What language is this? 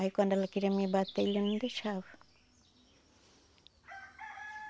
Portuguese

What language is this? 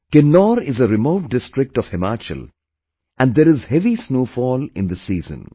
English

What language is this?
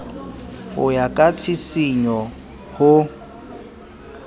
Southern Sotho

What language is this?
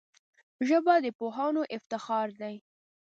Pashto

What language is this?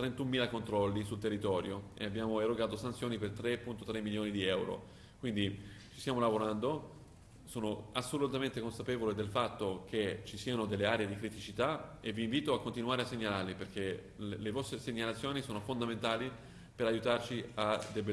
Italian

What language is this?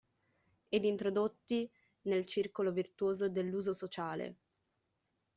Italian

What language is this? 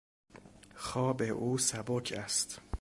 Persian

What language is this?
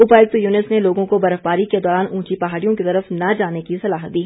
Hindi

